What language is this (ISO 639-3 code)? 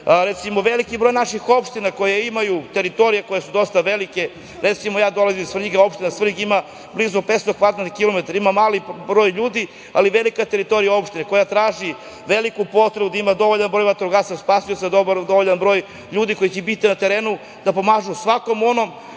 srp